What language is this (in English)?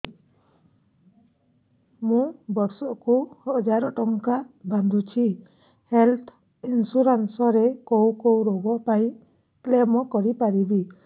Odia